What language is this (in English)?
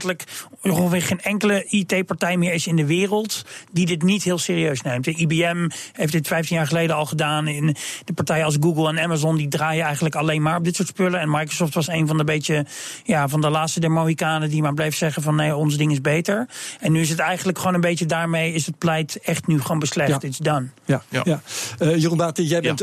Dutch